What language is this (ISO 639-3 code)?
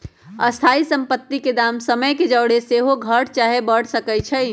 mag